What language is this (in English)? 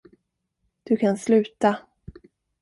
Swedish